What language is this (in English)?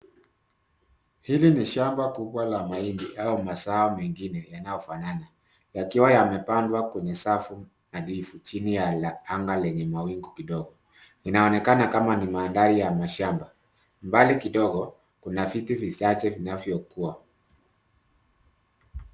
Swahili